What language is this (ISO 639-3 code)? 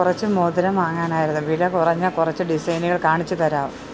mal